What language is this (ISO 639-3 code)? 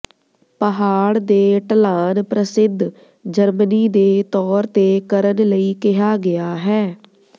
pan